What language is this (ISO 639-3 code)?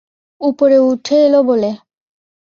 ben